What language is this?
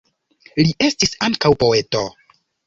Esperanto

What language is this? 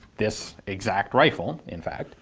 English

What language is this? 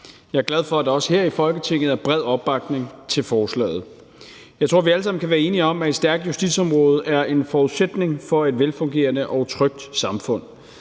Danish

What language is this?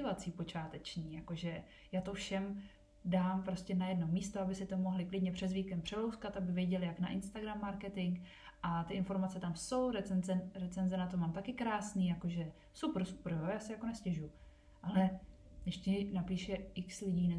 Czech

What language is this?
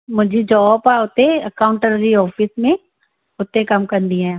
Sindhi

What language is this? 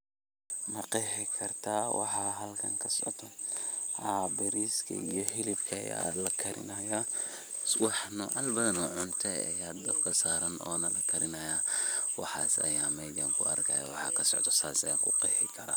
Somali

